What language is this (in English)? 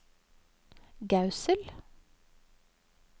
Norwegian